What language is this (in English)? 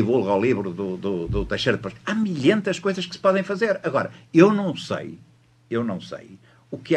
Portuguese